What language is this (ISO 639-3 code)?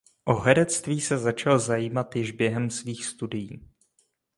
ces